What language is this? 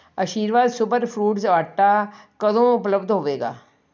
Punjabi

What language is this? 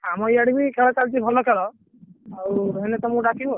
Odia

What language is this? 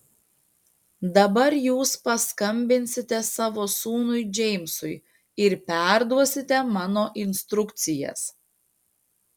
Lithuanian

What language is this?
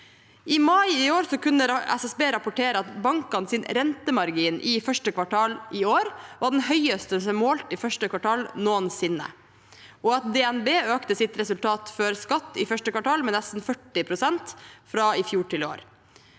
Norwegian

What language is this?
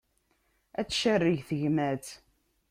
Kabyle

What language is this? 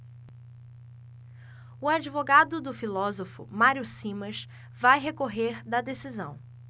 Portuguese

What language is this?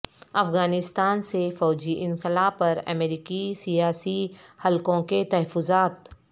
Urdu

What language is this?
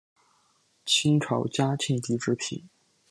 Chinese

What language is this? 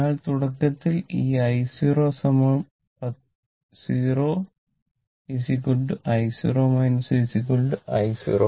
Malayalam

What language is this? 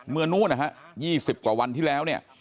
Thai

